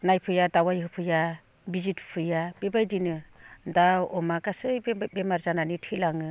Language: Bodo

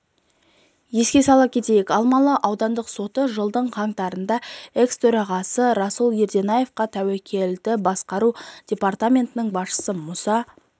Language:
Kazakh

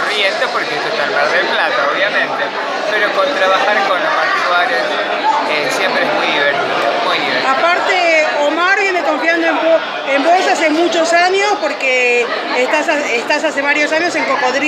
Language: Spanish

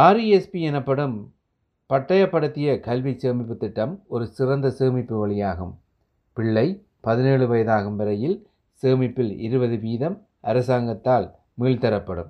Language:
Tamil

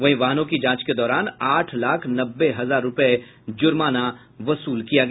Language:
Hindi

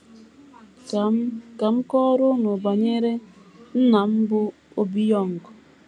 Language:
Igbo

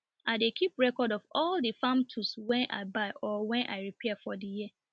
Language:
Nigerian Pidgin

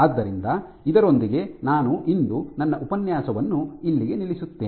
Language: Kannada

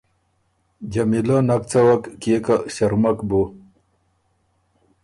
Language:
Ormuri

